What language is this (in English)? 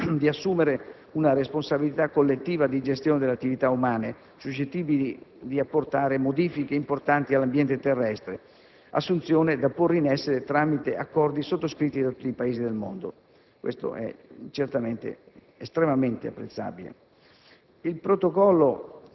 Italian